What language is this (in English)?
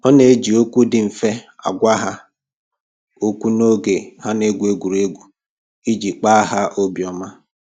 Igbo